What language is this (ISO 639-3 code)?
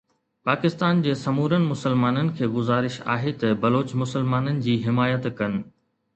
snd